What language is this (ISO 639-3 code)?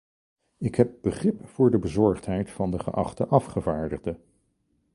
nld